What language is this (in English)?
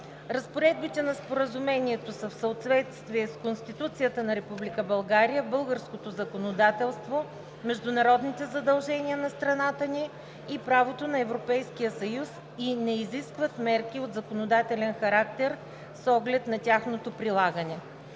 Bulgarian